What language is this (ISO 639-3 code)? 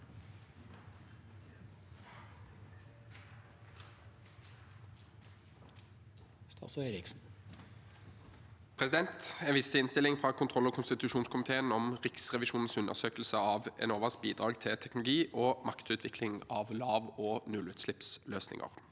nor